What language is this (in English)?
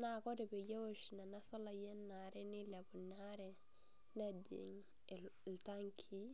Masai